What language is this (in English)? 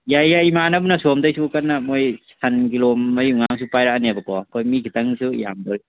Manipuri